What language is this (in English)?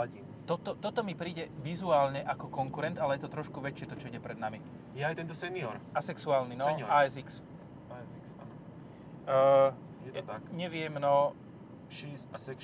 Slovak